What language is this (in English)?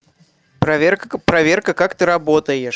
Russian